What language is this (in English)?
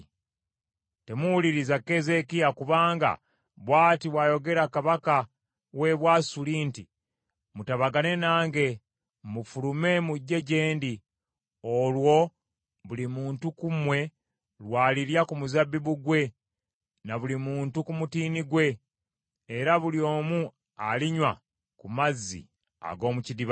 Ganda